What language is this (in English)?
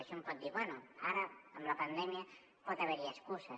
Catalan